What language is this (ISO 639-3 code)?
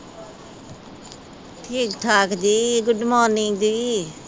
pan